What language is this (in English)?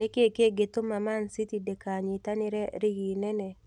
Kikuyu